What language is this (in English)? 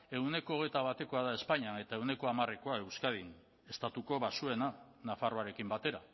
Basque